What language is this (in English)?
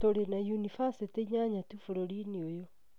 Kikuyu